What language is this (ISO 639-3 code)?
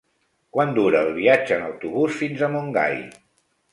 cat